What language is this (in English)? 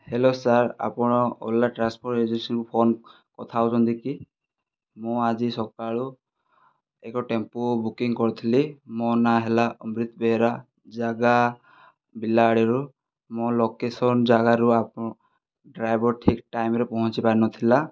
Odia